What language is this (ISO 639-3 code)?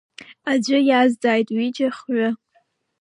abk